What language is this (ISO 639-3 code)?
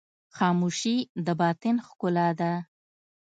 pus